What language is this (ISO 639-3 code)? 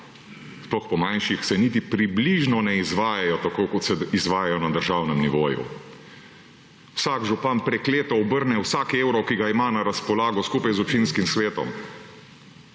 slv